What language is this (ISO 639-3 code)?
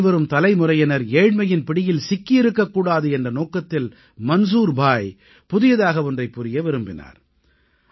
tam